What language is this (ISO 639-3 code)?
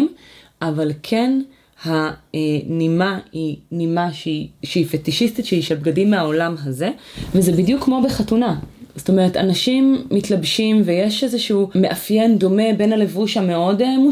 heb